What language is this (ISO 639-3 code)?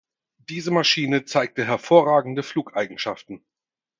deu